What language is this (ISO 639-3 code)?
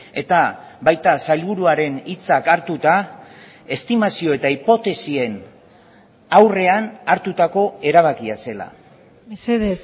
eus